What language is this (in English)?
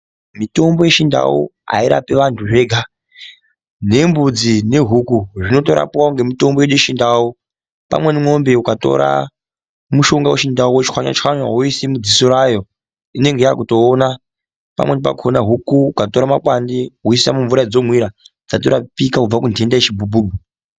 Ndau